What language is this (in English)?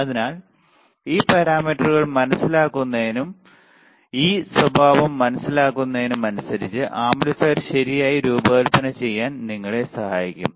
Malayalam